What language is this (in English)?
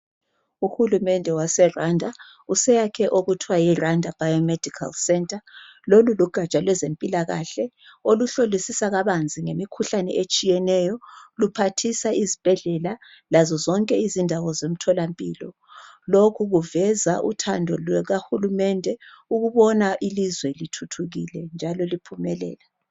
North Ndebele